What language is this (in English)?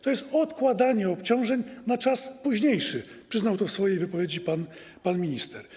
Polish